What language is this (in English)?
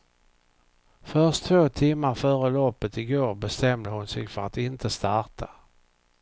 Swedish